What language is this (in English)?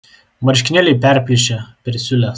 Lithuanian